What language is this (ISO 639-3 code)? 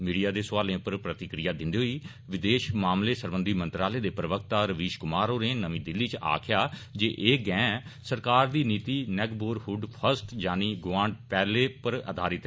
doi